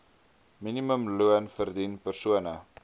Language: Afrikaans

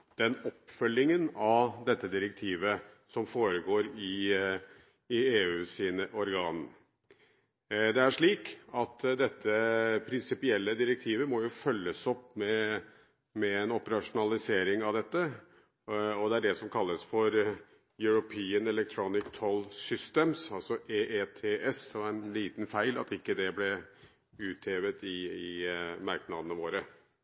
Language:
Norwegian Bokmål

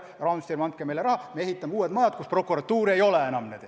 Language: Estonian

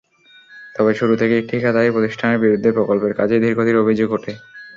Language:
Bangla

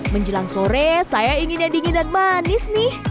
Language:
Indonesian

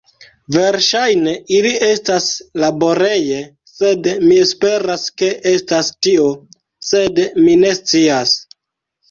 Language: Esperanto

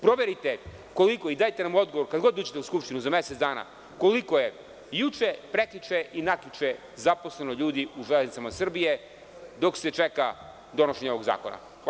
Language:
Serbian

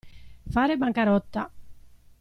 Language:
Italian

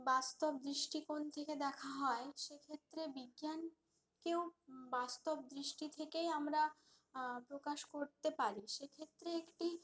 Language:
Bangla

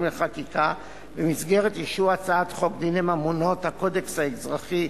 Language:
Hebrew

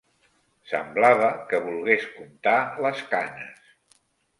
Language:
Catalan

